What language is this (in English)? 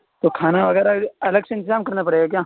Urdu